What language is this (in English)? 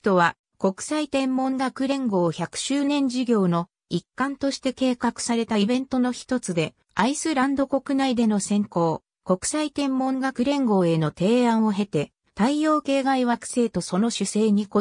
Japanese